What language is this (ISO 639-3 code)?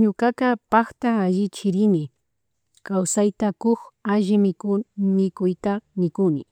qug